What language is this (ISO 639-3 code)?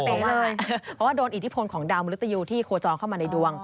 tha